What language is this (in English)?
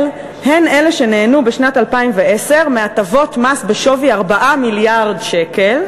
Hebrew